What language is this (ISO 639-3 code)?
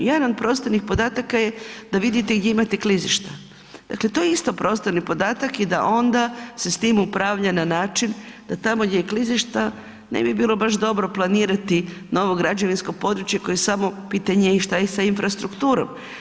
hrv